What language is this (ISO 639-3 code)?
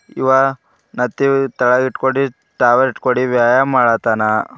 kan